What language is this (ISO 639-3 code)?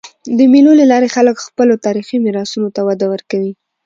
pus